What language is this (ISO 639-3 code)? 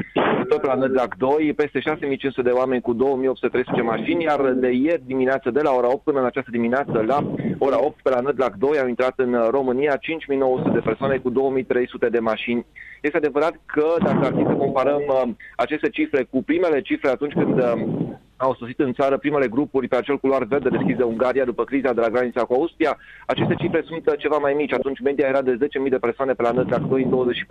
ron